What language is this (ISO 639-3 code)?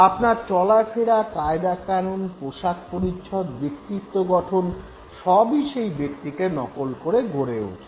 ben